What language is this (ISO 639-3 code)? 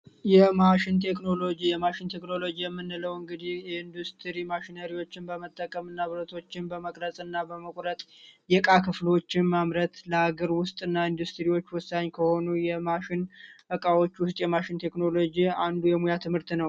amh